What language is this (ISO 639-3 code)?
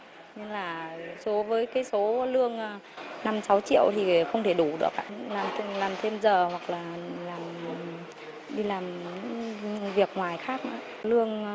vie